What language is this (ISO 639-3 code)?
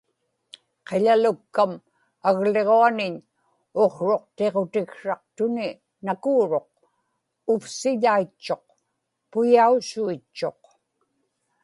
ipk